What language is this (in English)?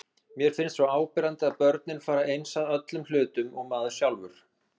Icelandic